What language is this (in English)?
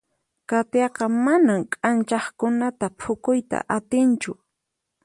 Puno Quechua